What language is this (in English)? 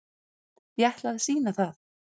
Icelandic